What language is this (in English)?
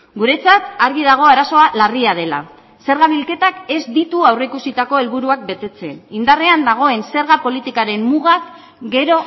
Basque